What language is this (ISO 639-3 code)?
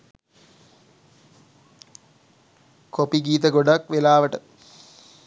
sin